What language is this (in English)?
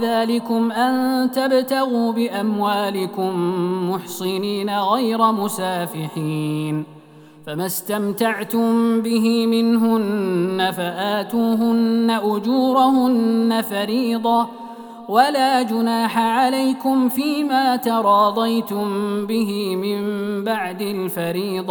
Arabic